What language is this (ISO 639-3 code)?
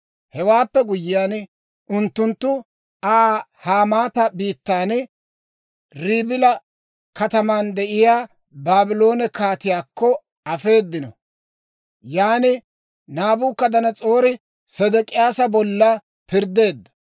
dwr